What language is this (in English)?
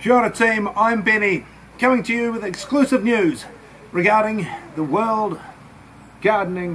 English